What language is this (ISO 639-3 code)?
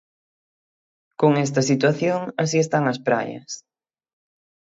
glg